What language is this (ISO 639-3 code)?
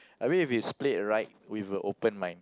eng